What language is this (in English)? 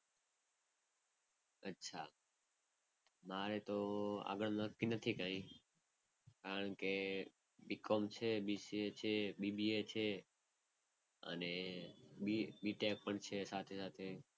Gujarati